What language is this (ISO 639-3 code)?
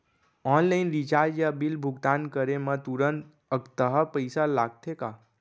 hne